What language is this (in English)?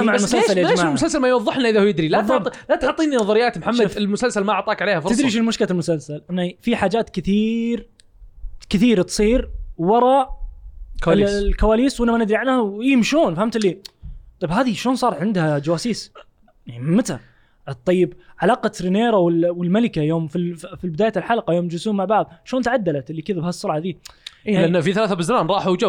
Arabic